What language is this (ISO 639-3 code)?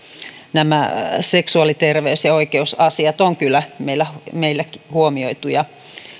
fin